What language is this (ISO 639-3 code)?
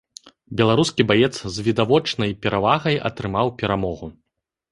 bel